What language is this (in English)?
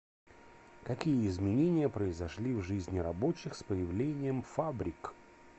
Russian